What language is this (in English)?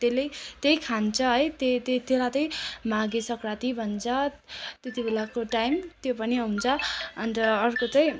Nepali